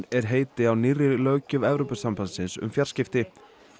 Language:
Icelandic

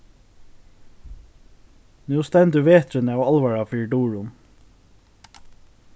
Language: Faroese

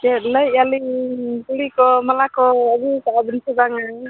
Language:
Santali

